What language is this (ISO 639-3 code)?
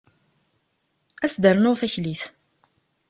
kab